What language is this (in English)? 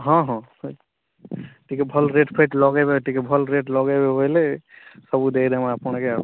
Odia